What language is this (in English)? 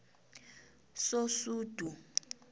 South Ndebele